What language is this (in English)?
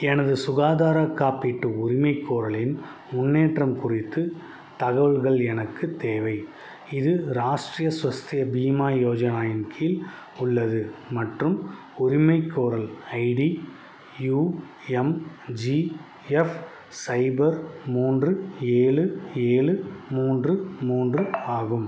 Tamil